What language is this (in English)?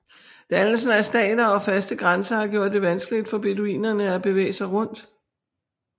Danish